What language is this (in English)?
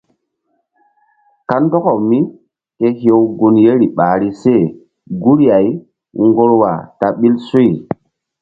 Mbum